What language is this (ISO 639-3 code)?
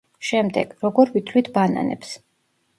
kat